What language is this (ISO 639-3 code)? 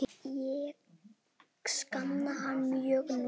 isl